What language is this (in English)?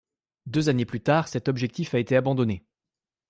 French